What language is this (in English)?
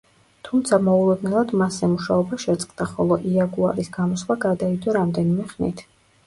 Georgian